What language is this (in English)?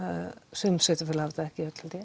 Icelandic